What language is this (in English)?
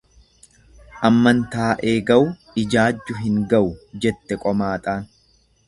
Oromo